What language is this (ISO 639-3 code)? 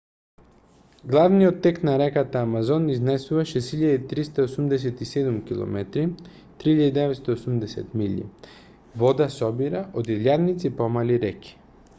mkd